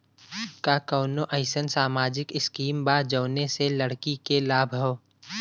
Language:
Bhojpuri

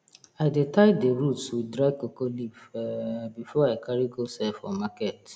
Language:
Nigerian Pidgin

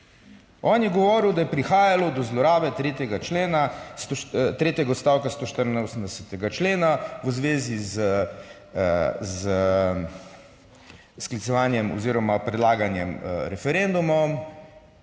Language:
Slovenian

